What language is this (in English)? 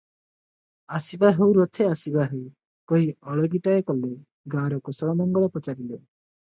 Odia